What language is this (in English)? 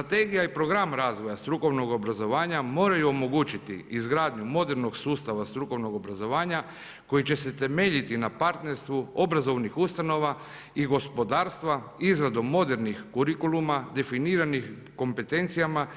Croatian